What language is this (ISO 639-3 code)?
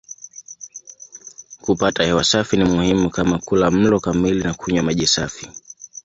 swa